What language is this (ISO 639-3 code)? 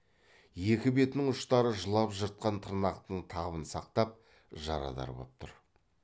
kaz